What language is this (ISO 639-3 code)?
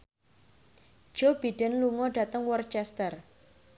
jav